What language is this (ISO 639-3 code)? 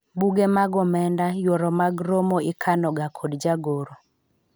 luo